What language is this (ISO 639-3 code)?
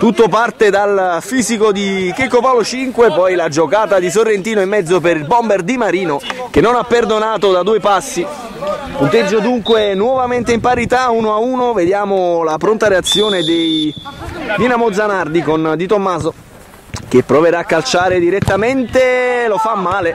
ita